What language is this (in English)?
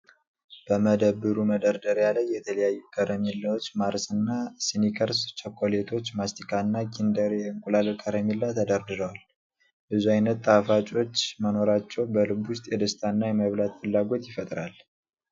Amharic